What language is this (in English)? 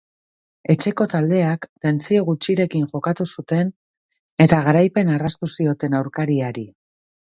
Basque